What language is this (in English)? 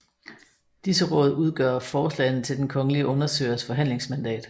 Danish